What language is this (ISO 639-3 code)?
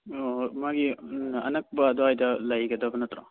mni